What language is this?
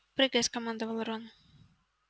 Russian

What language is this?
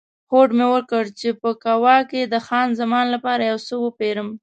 Pashto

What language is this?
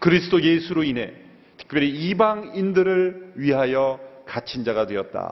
Korean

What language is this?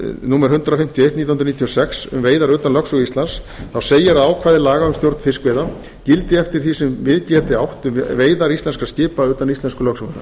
Icelandic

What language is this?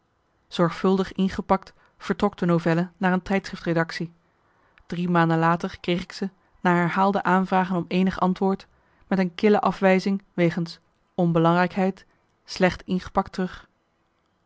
Dutch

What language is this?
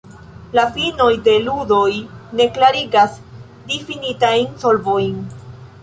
Esperanto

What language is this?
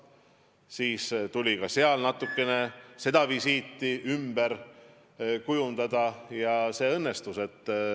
Estonian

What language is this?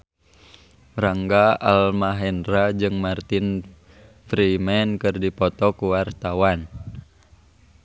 Sundanese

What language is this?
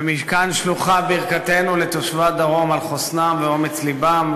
Hebrew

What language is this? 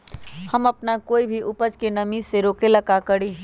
Magahi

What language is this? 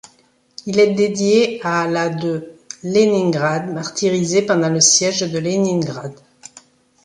French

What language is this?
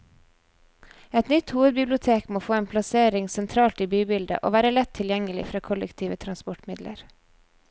Norwegian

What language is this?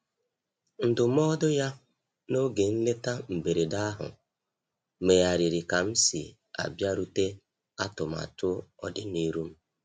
Igbo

